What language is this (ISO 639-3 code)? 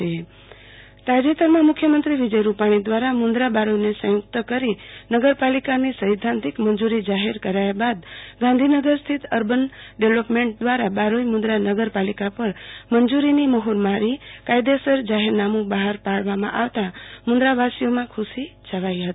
guj